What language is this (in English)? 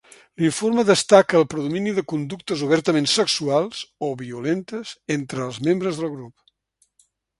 Catalan